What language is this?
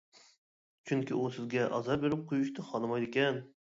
Uyghur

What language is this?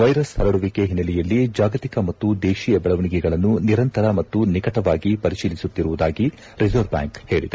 Kannada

